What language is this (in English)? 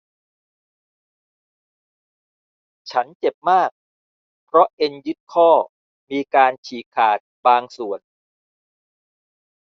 Thai